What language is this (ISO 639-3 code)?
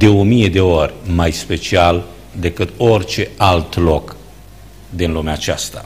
ron